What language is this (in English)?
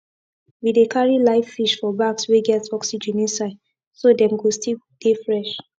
Nigerian Pidgin